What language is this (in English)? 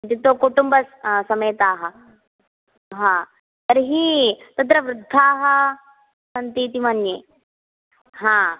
Sanskrit